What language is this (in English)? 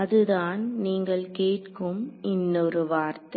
Tamil